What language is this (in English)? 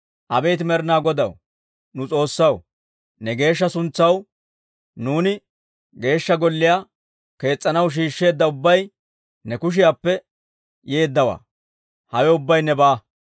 Dawro